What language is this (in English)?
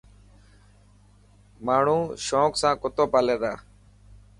Dhatki